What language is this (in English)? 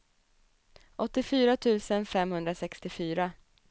Swedish